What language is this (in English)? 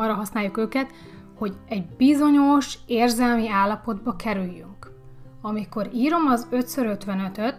Hungarian